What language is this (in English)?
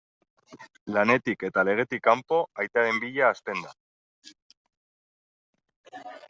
Basque